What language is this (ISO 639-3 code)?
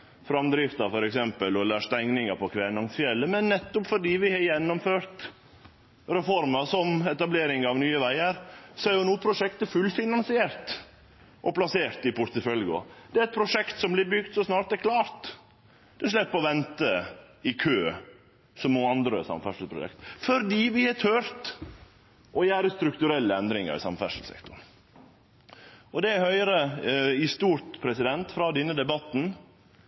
nno